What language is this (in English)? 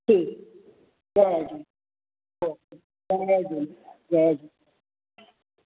Sindhi